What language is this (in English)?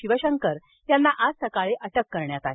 Marathi